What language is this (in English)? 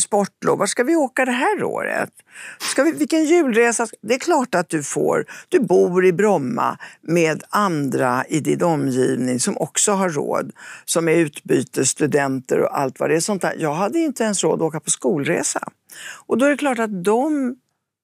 Swedish